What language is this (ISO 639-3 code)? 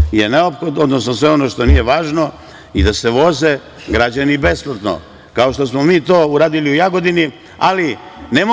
srp